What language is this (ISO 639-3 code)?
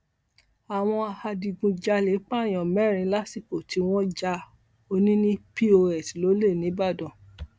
yor